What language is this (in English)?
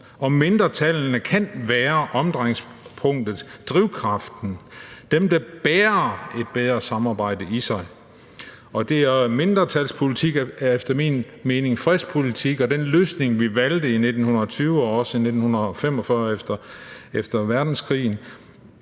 Danish